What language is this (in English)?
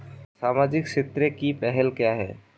Hindi